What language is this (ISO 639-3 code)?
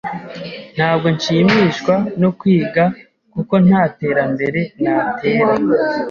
kin